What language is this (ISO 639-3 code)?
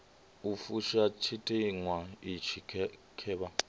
ven